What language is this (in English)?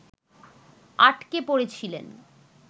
Bangla